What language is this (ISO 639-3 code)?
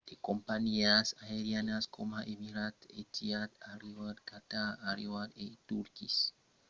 oci